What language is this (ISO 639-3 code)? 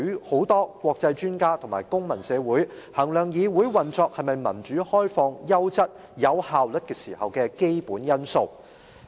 yue